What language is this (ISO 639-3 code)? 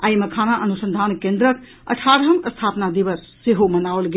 mai